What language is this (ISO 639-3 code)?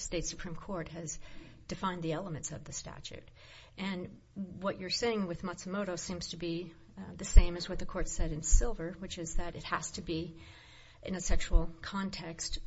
eng